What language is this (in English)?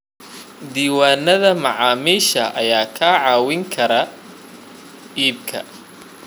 Somali